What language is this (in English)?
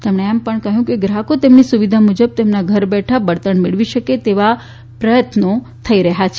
Gujarati